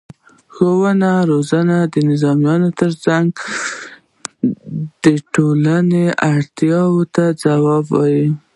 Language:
Pashto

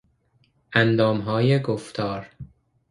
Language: Persian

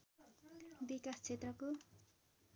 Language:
Nepali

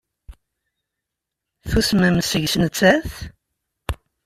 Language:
Kabyle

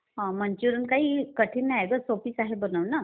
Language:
Marathi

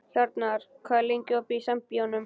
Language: Icelandic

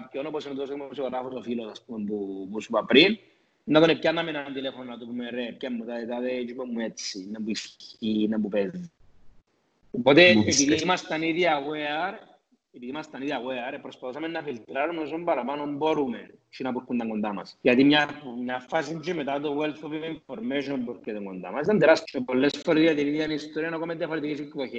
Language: Greek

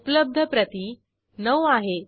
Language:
Marathi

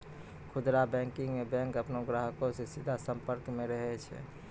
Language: Maithili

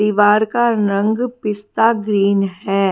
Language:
Hindi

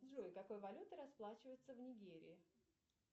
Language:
Russian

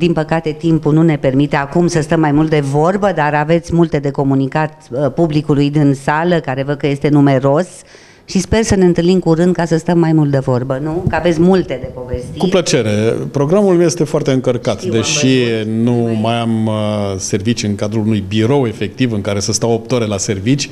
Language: Romanian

